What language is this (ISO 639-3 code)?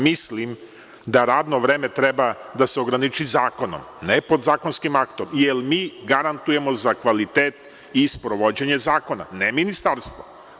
srp